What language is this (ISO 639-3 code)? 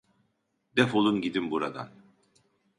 tur